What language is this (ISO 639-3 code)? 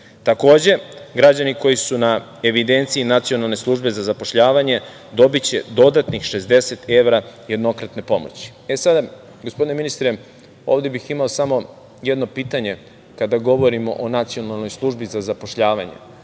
srp